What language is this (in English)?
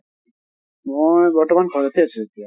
Assamese